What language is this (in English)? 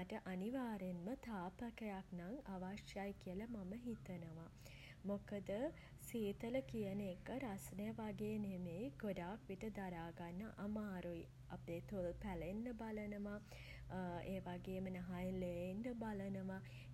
Sinhala